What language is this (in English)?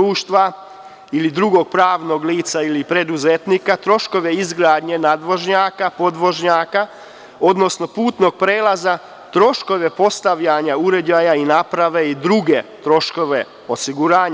Serbian